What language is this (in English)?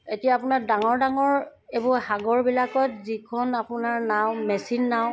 Assamese